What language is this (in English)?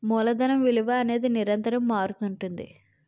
Telugu